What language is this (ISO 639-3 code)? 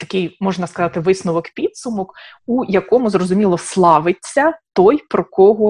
ukr